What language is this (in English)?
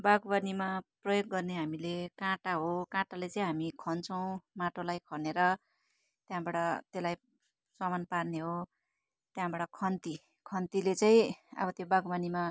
Nepali